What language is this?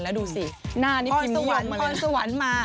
Thai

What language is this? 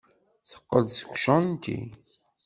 Kabyle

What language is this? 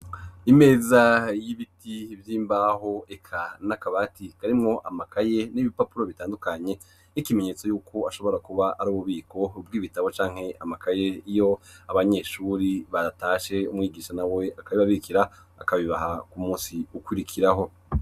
Rundi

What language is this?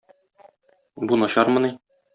Tatar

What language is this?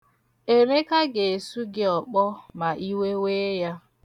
Igbo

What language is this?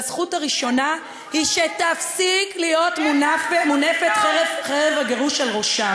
Hebrew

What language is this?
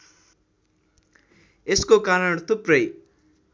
Nepali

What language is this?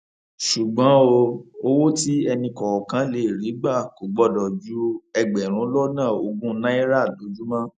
Yoruba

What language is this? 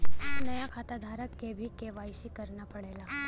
Bhojpuri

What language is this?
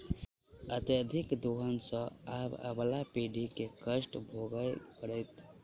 Maithili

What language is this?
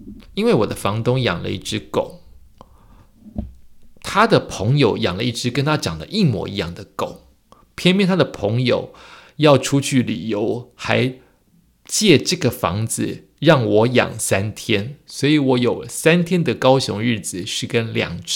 Chinese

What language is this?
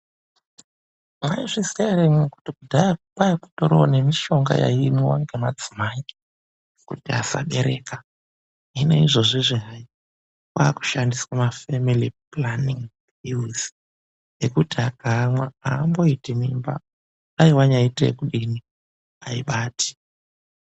Ndau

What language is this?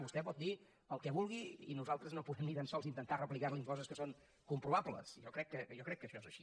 Catalan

